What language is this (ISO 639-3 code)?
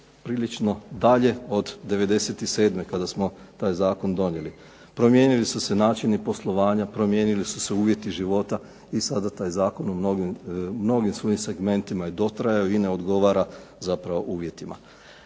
hrv